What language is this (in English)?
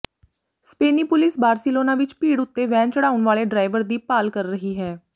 Punjabi